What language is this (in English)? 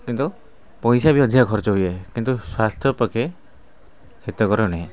Odia